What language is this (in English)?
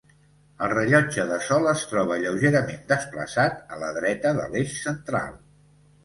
Catalan